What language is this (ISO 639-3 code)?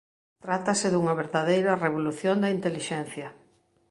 glg